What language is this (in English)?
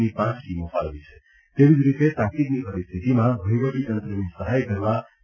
Gujarati